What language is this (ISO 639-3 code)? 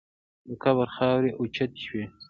pus